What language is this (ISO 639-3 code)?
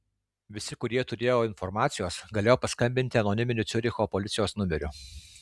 lit